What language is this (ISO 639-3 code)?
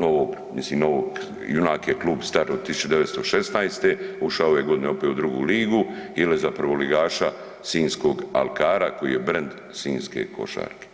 hrv